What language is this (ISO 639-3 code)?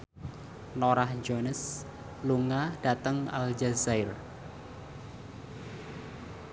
jav